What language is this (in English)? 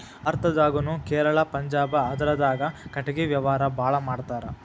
Kannada